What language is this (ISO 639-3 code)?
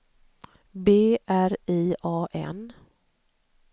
swe